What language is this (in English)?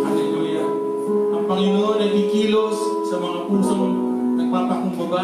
Filipino